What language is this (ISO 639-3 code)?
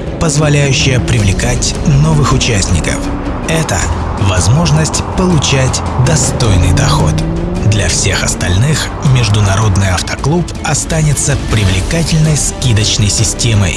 rus